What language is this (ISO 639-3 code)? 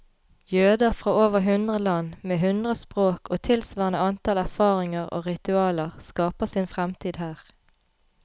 nor